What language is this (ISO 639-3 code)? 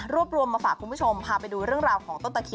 tha